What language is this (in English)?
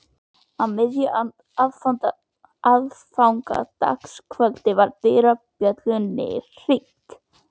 Icelandic